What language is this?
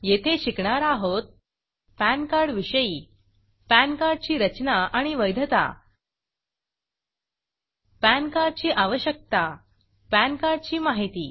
Marathi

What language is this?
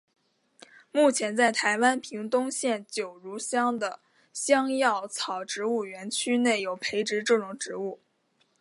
Chinese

